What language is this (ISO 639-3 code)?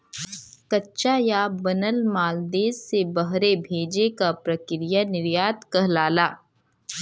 bho